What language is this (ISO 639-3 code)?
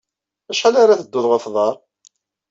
kab